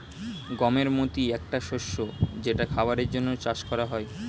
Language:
Bangla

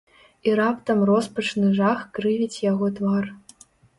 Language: Belarusian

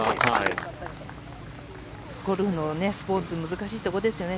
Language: Japanese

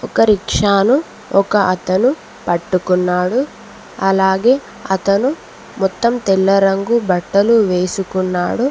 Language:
Telugu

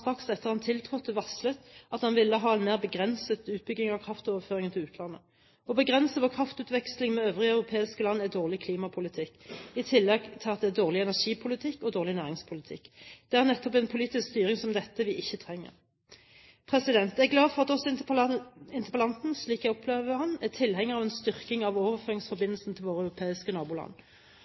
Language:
Norwegian Bokmål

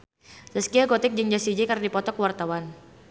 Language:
Sundanese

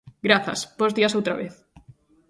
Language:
Galician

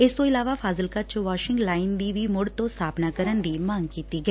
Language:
Punjabi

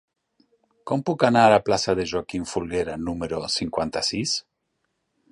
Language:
Catalan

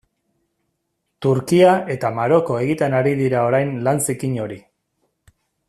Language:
Basque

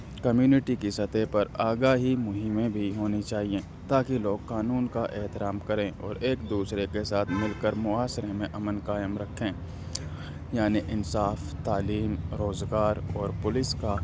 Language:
Urdu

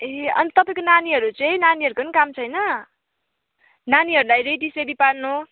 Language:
Nepali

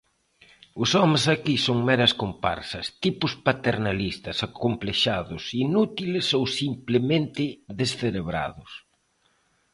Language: Galician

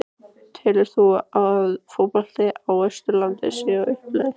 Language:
Icelandic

